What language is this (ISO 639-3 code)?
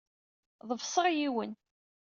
kab